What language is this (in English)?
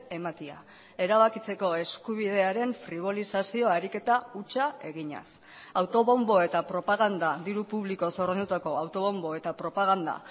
Basque